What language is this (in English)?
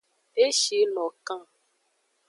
Aja (Benin)